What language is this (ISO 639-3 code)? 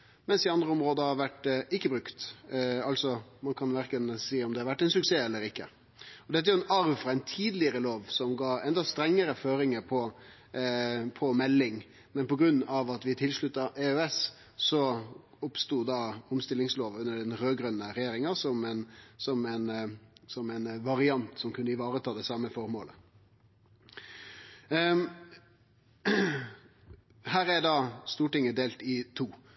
nno